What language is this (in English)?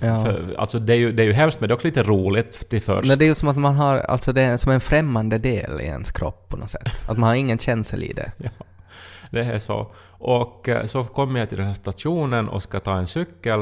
Swedish